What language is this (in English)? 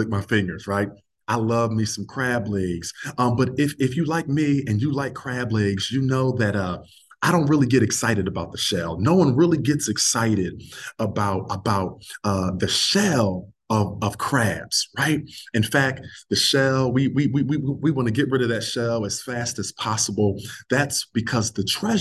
English